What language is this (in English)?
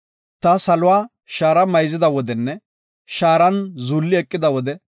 Gofa